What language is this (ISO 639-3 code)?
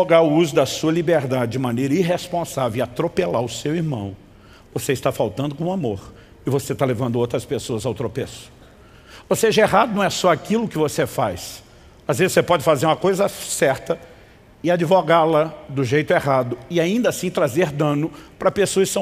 por